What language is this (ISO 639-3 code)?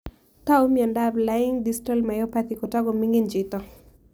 kln